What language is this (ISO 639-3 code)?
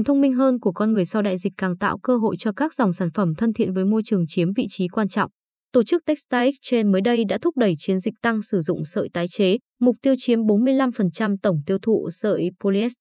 vie